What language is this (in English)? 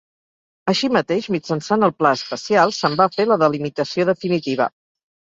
Catalan